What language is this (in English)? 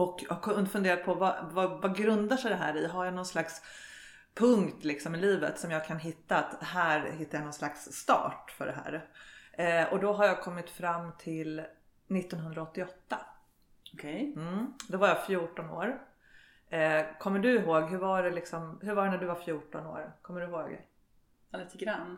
Swedish